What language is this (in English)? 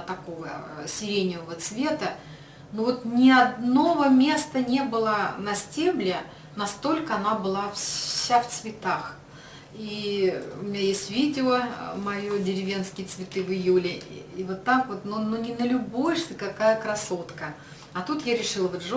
Russian